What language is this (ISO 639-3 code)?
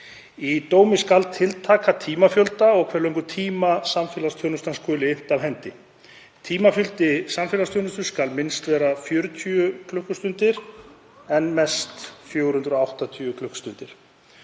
isl